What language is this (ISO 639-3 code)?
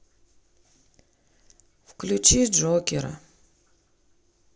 rus